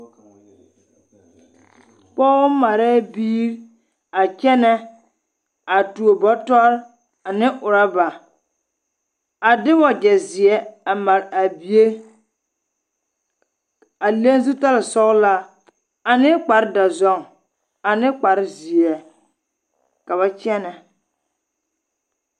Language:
Southern Dagaare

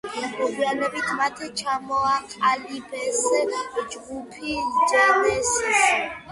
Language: Georgian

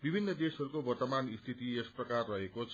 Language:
Nepali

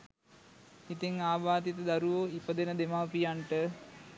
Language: Sinhala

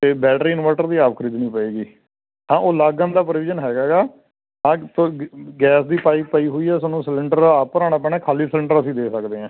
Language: Punjabi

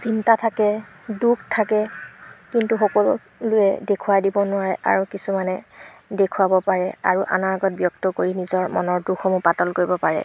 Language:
Assamese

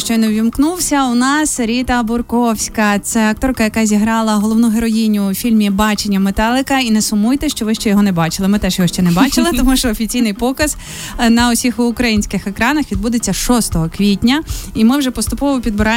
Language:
Ukrainian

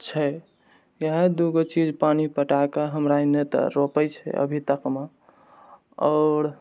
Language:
Maithili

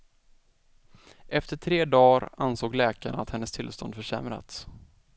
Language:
Swedish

